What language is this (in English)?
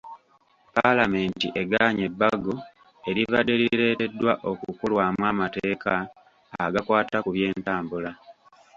Ganda